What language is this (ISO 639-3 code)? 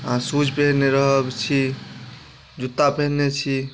mai